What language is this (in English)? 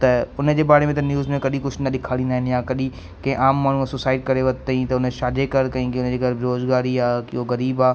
Sindhi